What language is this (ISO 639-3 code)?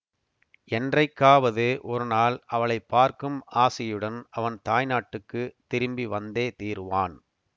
tam